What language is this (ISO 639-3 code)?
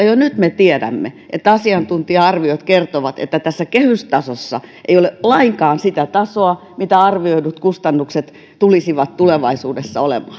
fin